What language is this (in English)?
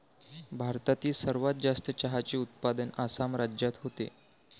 Marathi